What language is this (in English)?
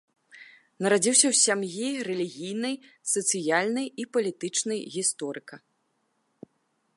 Belarusian